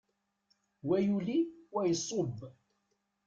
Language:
Kabyle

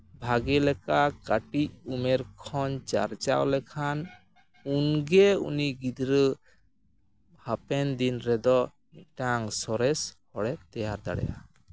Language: Santali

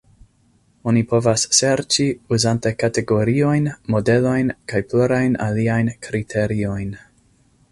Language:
Esperanto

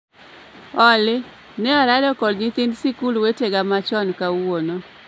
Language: Luo (Kenya and Tanzania)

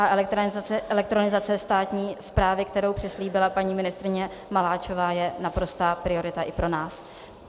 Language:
Czech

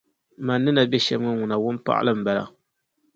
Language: Dagbani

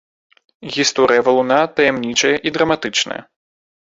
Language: Belarusian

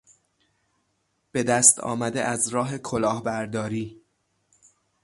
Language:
Persian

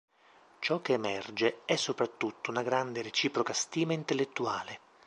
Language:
Italian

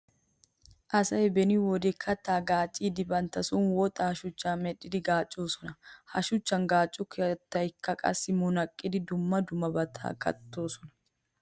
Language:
Wolaytta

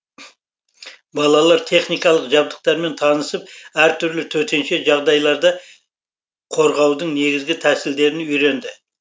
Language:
Kazakh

